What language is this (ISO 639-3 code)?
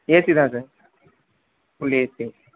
tam